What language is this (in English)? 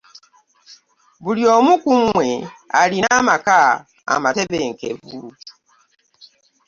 Ganda